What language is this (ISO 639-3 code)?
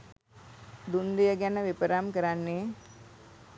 sin